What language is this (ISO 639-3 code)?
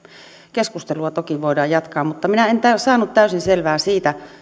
fin